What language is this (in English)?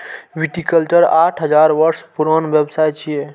Maithili